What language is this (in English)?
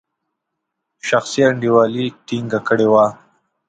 Pashto